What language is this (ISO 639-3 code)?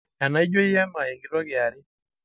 mas